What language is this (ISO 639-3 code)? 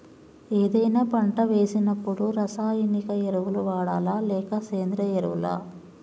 tel